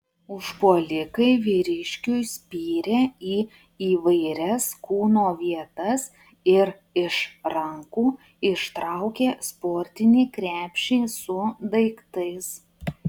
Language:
Lithuanian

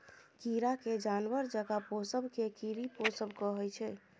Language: Maithili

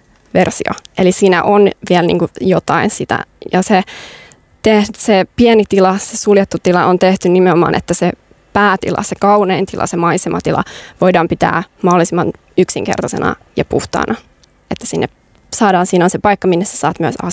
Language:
Finnish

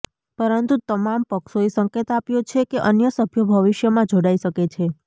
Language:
Gujarati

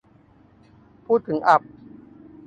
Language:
Thai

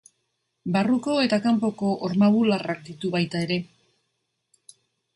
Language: Basque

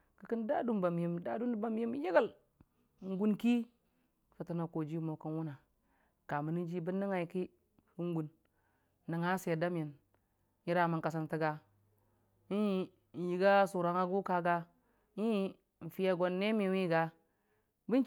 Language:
Dijim-Bwilim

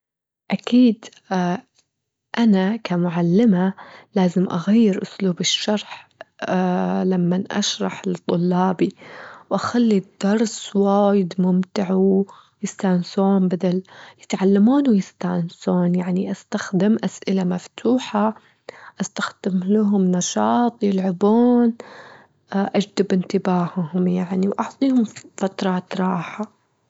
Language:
Gulf Arabic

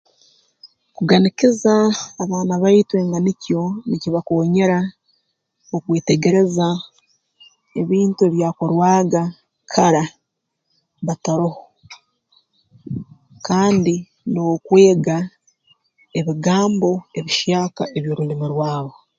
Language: Tooro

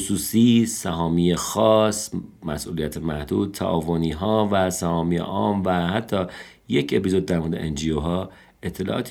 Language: Persian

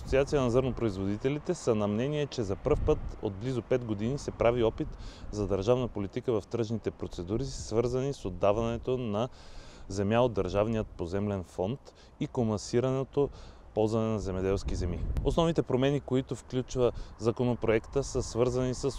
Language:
Bulgarian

